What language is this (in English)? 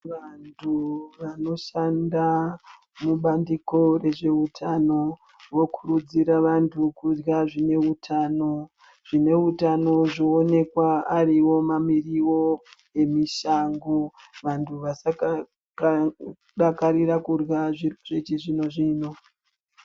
Ndau